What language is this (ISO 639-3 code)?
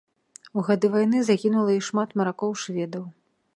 bel